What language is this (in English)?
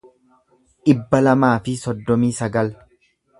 Oromo